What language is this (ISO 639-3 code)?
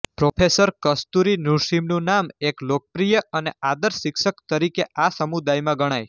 guj